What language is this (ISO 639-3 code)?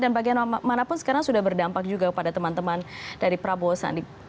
ind